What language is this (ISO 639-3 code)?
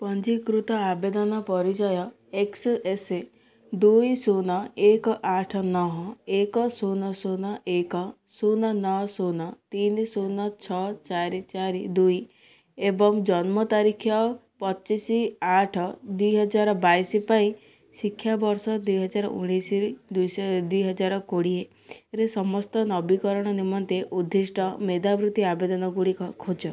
ori